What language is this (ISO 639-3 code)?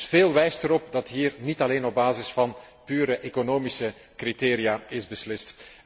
nld